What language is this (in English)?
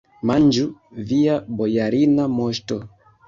Esperanto